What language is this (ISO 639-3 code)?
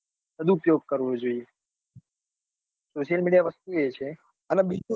guj